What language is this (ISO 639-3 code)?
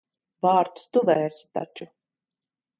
lav